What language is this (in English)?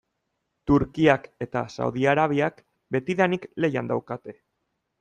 Basque